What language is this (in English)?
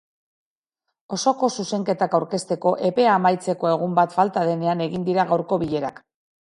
Basque